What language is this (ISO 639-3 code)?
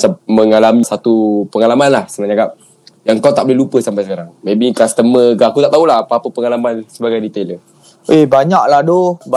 msa